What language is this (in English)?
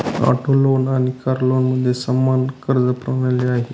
Marathi